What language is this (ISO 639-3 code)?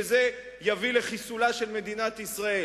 heb